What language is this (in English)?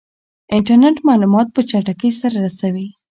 Pashto